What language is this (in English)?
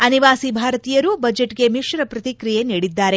Kannada